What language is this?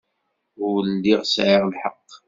Kabyle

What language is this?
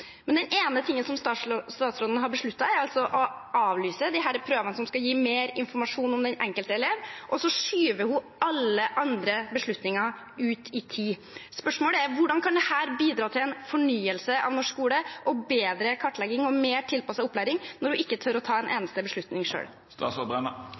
Norwegian Bokmål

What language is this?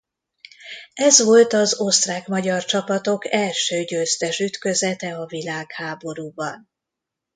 Hungarian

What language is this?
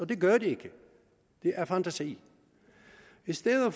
Danish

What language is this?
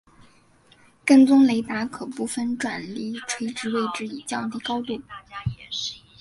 Chinese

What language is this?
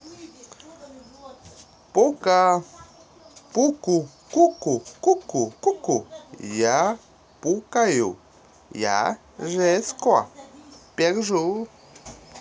Russian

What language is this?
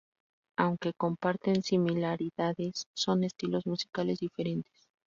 Spanish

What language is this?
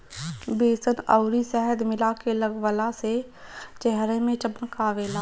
Bhojpuri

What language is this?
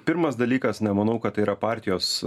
Lithuanian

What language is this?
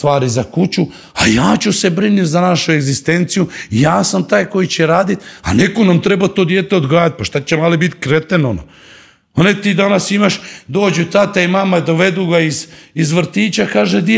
Croatian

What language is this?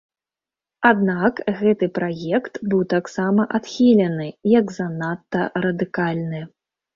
Belarusian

